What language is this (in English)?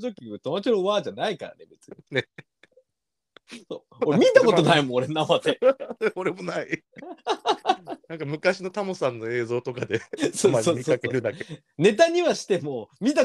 Japanese